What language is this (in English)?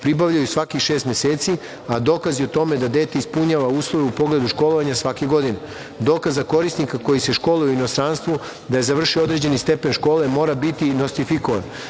Serbian